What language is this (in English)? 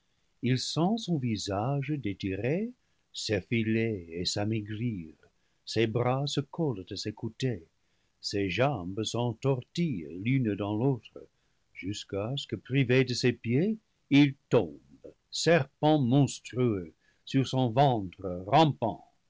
French